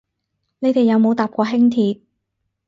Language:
Cantonese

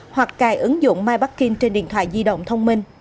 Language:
Vietnamese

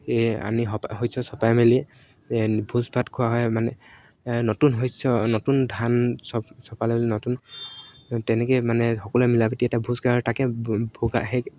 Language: Assamese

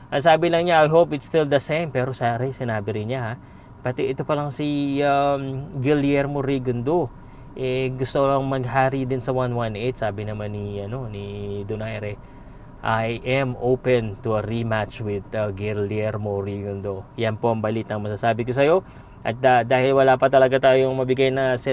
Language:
Filipino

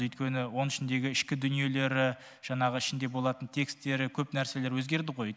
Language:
Kazakh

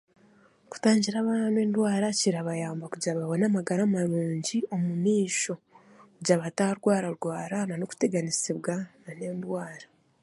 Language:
Chiga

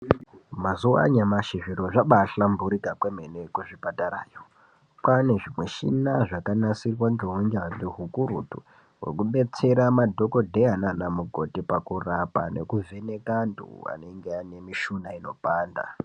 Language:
Ndau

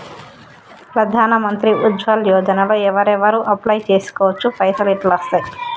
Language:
Telugu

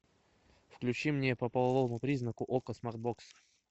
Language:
Russian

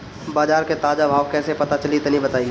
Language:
Bhojpuri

